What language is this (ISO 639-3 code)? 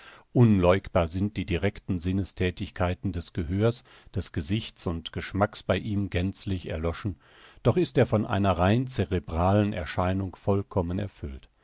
deu